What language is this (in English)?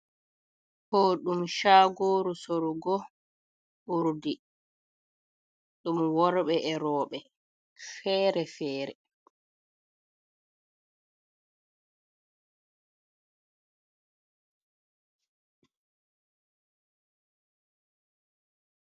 Fula